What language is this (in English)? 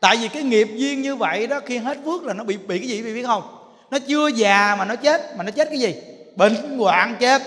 Vietnamese